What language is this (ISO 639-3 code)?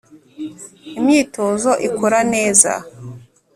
kin